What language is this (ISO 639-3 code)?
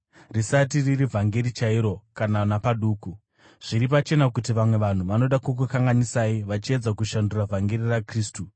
sna